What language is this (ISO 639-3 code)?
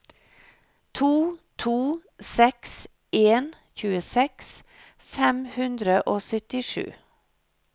nor